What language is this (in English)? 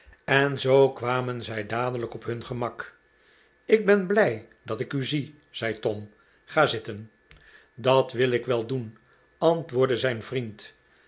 Dutch